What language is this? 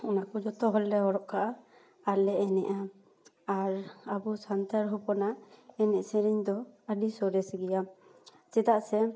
Santali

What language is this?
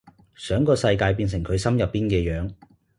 Cantonese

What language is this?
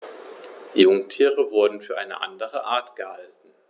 German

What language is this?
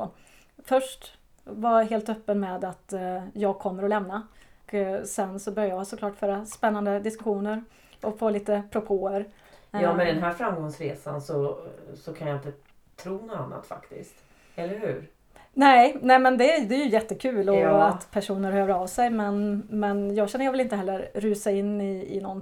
Swedish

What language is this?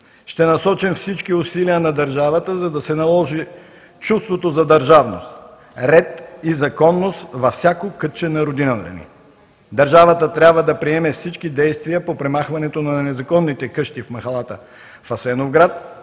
Bulgarian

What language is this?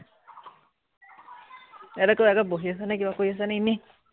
Assamese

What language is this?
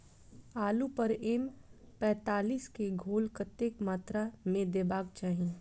Maithili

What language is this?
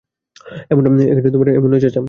Bangla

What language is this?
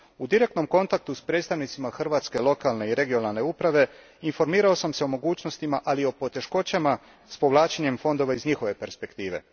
Croatian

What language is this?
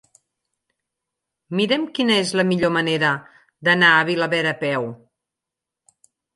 Catalan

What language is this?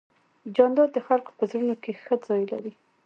Pashto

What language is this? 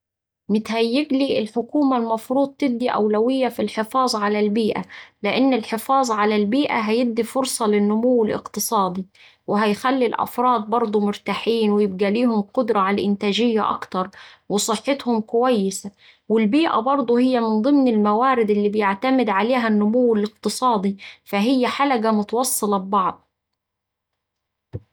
Saidi Arabic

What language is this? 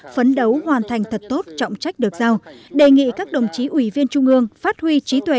Vietnamese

